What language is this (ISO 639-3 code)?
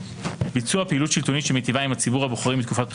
heb